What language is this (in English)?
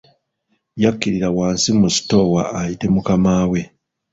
Ganda